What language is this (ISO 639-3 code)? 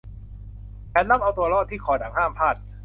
tha